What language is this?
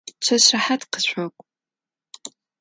Adyghe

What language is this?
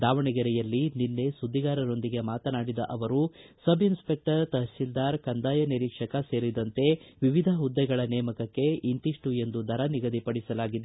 Kannada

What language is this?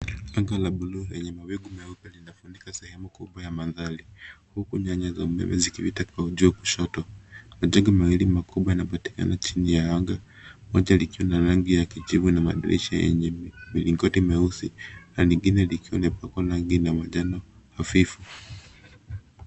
Swahili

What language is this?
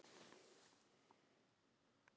Icelandic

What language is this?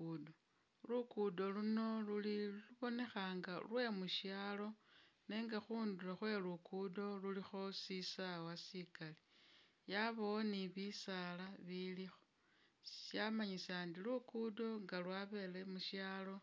Masaaba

